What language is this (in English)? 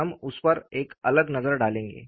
Hindi